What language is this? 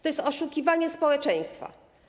Polish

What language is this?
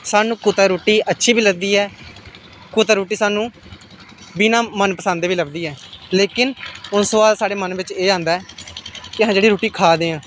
Dogri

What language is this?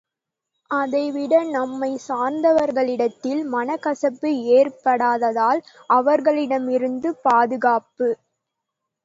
Tamil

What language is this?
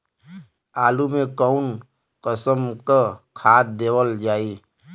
Bhojpuri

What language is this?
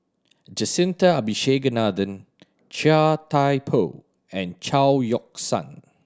English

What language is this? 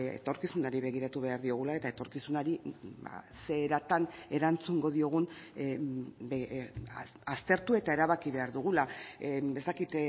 Basque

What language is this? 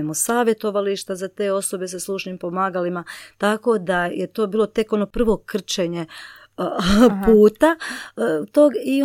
Croatian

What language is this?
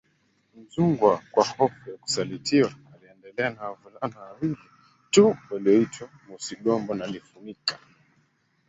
Swahili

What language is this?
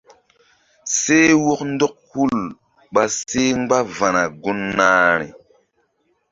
Mbum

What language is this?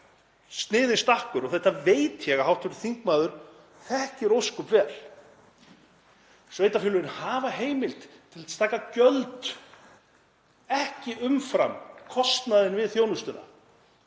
Icelandic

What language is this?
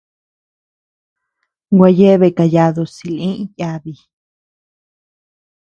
Tepeuxila Cuicatec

